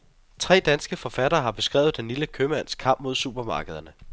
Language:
Danish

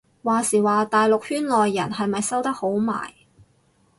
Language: Cantonese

